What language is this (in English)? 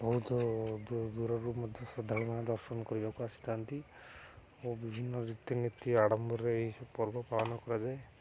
Odia